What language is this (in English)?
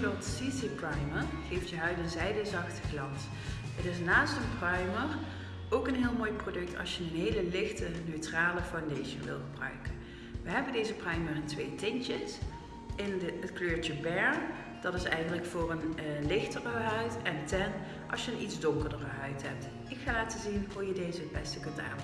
Dutch